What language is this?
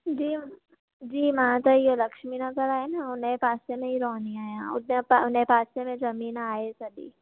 Sindhi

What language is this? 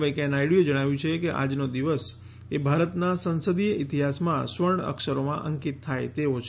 Gujarati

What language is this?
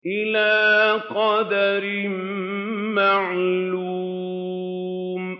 Arabic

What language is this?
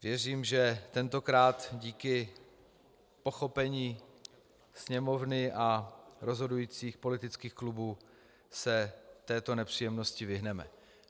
Czech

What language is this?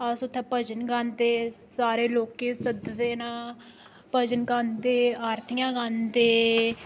Dogri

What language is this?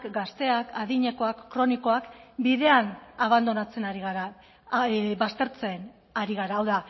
Basque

